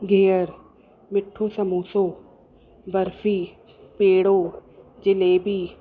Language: Sindhi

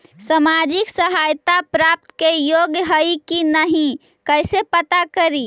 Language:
Magahi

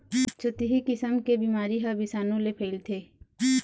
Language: Chhattisgarhi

